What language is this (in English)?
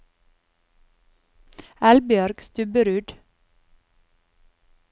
Norwegian